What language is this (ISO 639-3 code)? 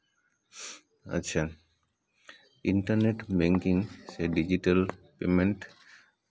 sat